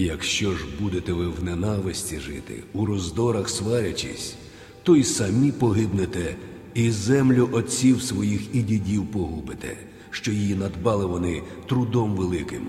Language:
Ukrainian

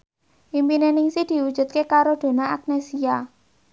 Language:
Javanese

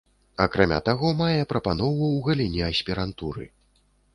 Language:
Belarusian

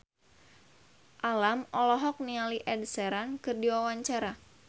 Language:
Sundanese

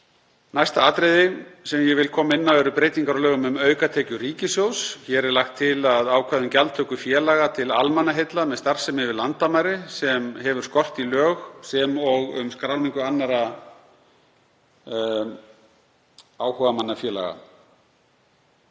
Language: Icelandic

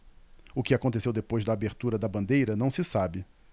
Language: Portuguese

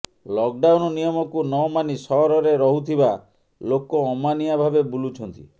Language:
Odia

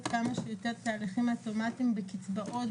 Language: Hebrew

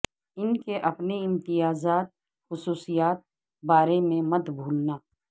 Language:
Urdu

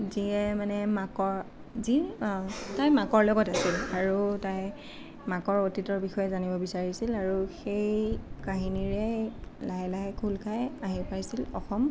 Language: Assamese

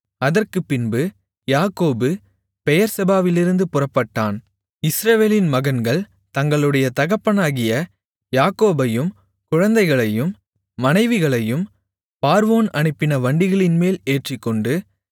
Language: Tamil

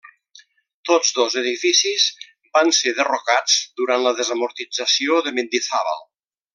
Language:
Catalan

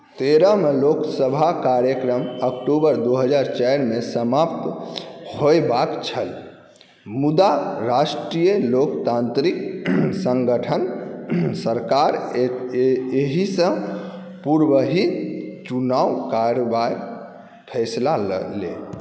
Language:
Maithili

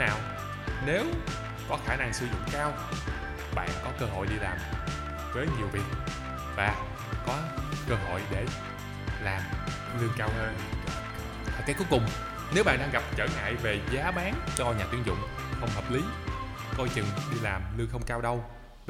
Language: Vietnamese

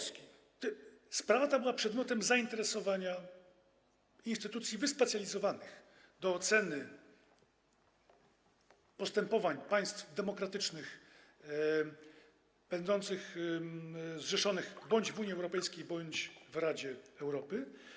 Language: Polish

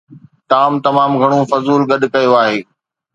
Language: Sindhi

